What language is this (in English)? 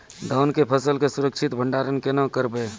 Maithili